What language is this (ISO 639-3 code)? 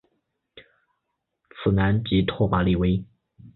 zho